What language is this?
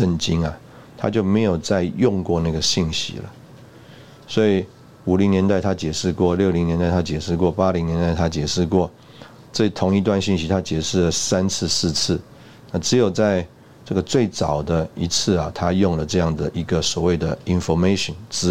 Chinese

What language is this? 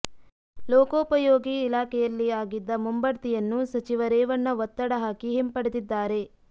Kannada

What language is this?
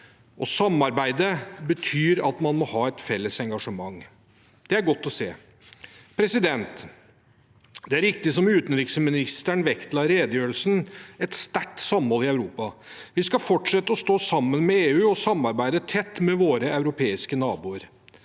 Norwegian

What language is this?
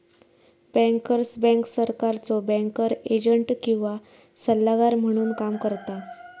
Marathi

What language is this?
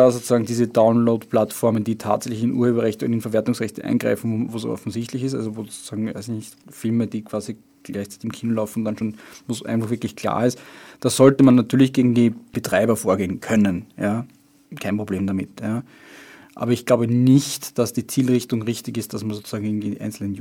German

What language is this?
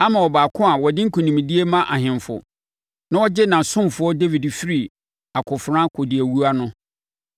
Akan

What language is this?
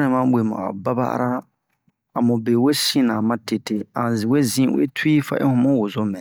Bomu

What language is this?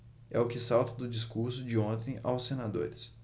Portuguese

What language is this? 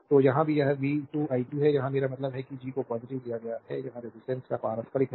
Hindi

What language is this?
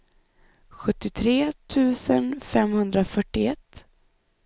Swedish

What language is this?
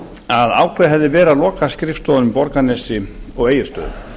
Icelandic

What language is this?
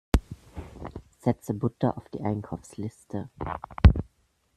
German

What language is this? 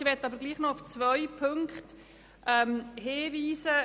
Swiss German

